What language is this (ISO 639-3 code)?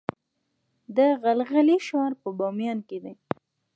pus